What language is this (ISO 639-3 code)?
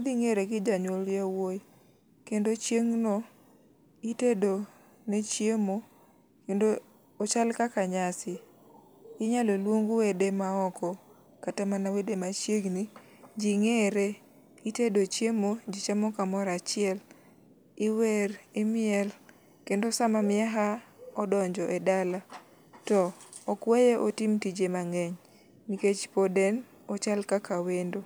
luo